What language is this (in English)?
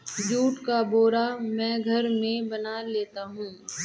Hindi